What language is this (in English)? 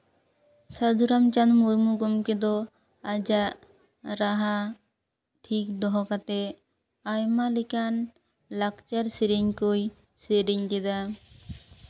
Santali